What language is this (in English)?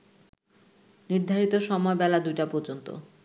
Bangla